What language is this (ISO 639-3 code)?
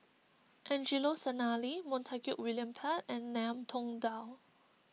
eng